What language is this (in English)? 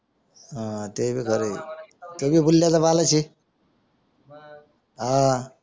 Marathi